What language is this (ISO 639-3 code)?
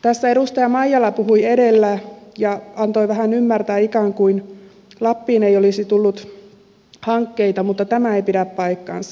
fin